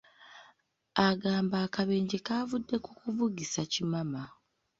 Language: Ganda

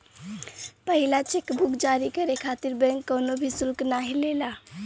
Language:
Bhojpuri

